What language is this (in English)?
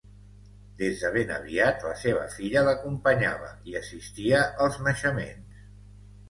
Catalan